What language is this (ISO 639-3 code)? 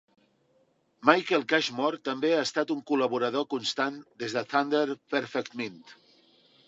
cat